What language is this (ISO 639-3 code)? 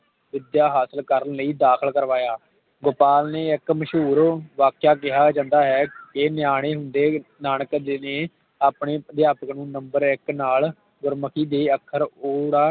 pan